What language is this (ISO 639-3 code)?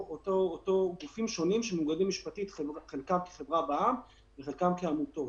heb